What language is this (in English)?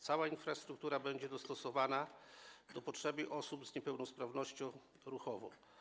Polish